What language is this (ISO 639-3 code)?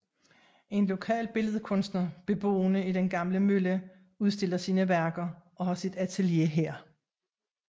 dan